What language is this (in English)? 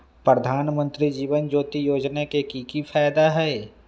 Magahi